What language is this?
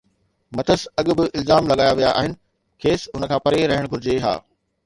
Sindhi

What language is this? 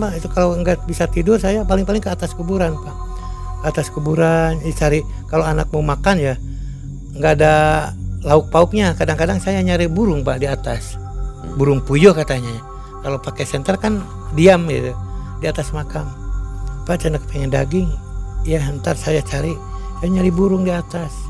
Indonesian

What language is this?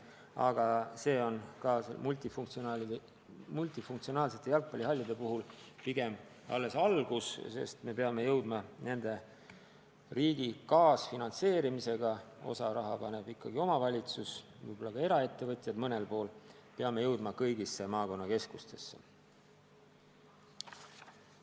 Estonian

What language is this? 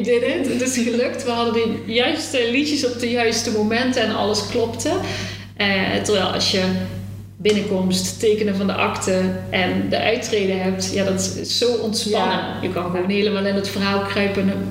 Dutch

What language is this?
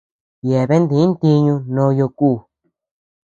Tepeuxila Cuicatec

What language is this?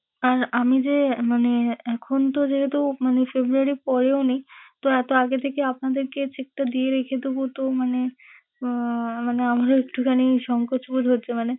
Bangla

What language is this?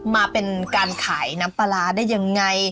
Thai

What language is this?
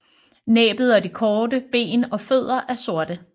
Danish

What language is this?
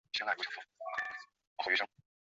Chinese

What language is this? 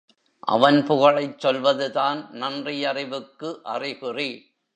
Tamil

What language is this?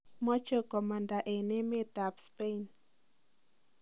Kalenjin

